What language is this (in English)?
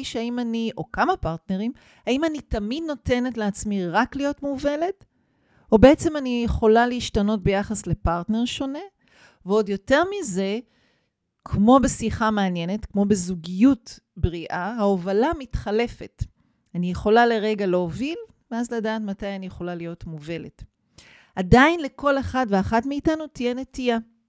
Hebrew